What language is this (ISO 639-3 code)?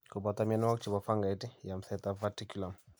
kln